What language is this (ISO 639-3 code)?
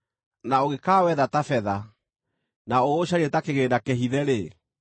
kik